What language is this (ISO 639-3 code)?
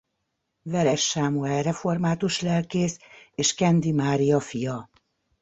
hun